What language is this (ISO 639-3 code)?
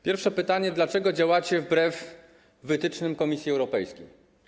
pol